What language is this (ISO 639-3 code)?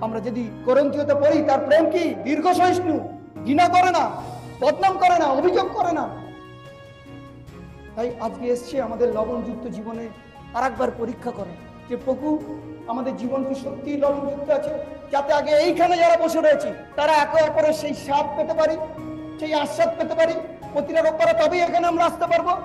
ben